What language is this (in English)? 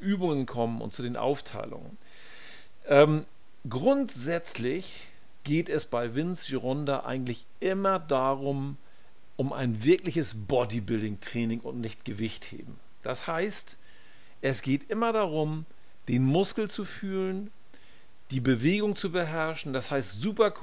German